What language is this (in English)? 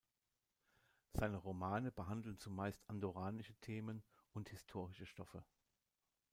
German